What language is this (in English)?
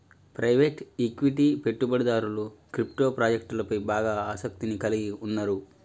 Telugu